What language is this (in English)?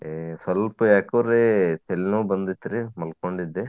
Kannada